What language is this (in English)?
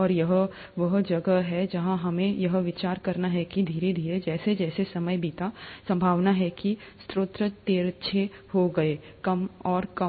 Hindi